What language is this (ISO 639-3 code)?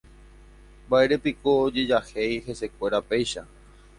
grn